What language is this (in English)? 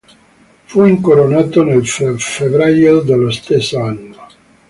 Italian